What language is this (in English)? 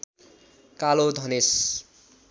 Nepali